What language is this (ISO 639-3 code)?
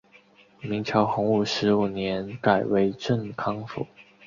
zho